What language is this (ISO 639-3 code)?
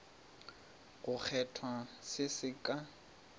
nso